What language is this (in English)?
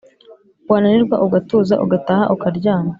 Kinyarwanda